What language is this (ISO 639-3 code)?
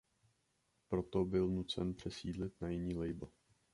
ces